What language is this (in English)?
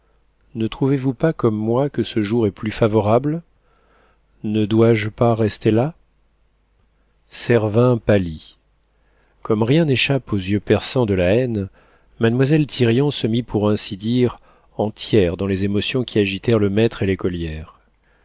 French